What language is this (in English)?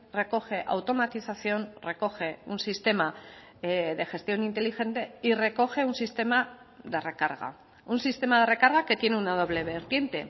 Spanish